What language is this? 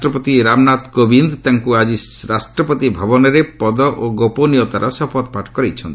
Odia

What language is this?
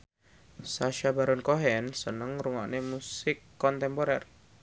Javanese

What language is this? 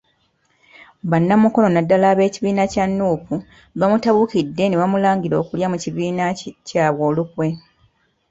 Ganda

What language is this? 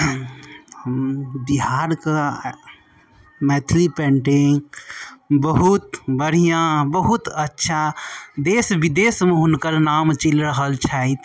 Maithili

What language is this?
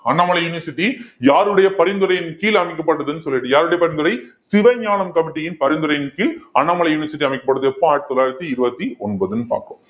Tamil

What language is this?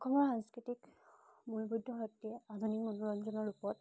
Assamese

